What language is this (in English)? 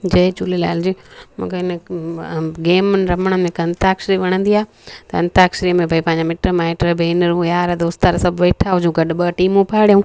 Sindhi